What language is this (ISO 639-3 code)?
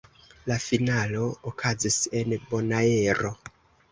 epo